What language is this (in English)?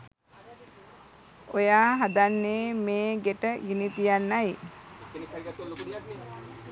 Sinhala